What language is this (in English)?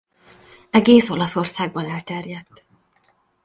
Hungarian